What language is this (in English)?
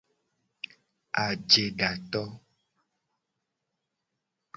Gen